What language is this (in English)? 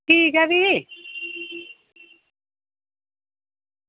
Dogri